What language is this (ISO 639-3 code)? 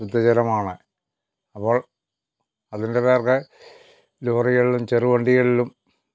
mal